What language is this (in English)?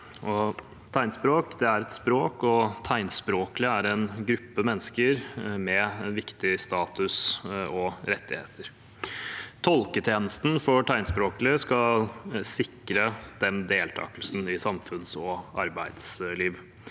Norwegian